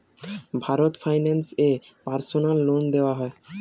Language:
Bangla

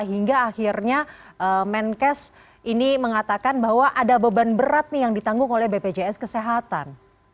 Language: Indonesian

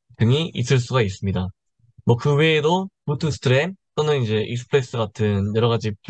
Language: Korean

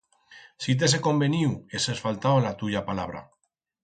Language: Aragonese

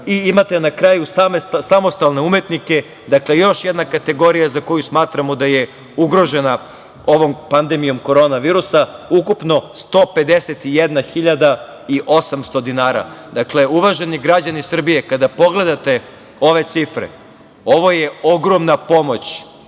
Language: Serbian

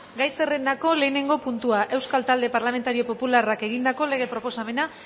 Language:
Basque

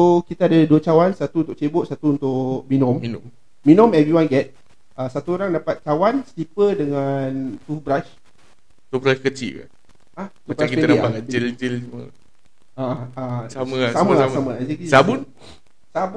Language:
Malay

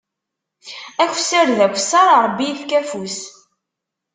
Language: Kabyle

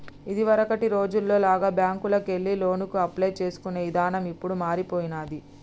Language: Telugu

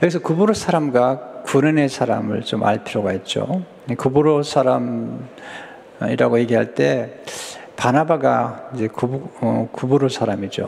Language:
Korean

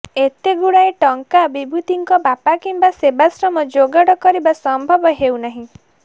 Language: Odia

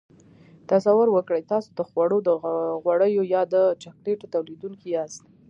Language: Pashto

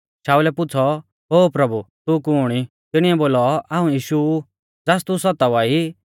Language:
Mahasu Pahari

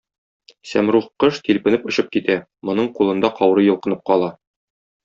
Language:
Tatar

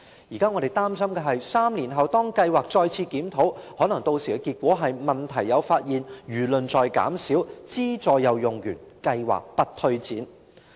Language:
Cantonese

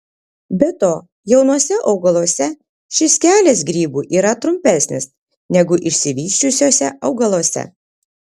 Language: Lithuanian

